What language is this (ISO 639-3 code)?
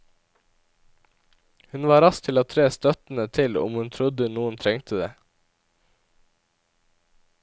nor